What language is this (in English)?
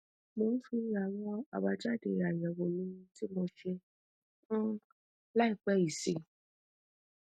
Yoruba